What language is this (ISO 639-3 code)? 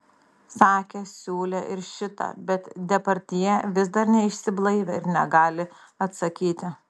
lit